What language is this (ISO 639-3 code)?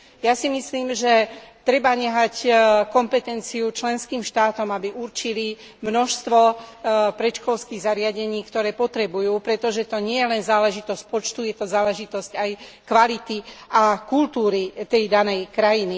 slk